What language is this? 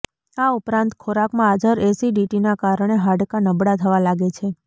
Gujarati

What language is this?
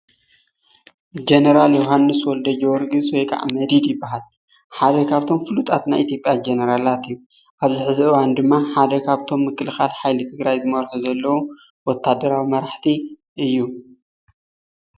Tigrinya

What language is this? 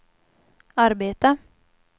Swedish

